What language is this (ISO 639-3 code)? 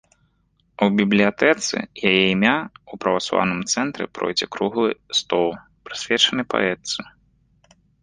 bel